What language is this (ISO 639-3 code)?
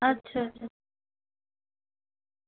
doi